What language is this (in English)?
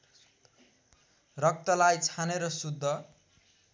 Nepali